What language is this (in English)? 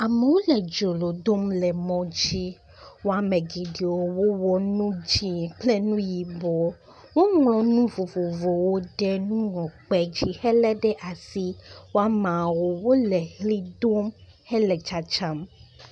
Ewe